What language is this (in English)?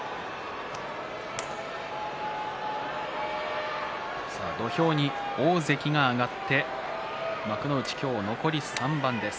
Japanese